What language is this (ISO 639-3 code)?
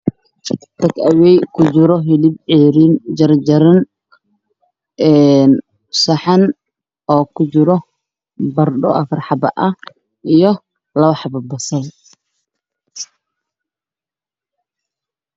som